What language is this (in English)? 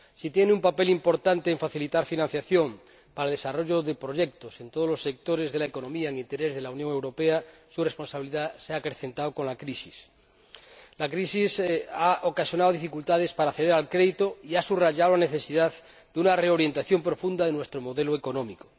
Spanish